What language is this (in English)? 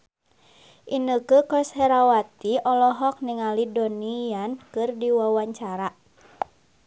Sundanese